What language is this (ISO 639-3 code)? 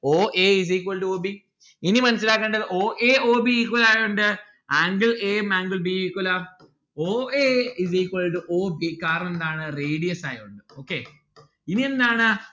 mal